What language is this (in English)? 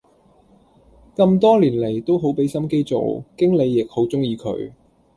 Cantonese